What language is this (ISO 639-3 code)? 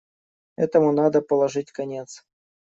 rus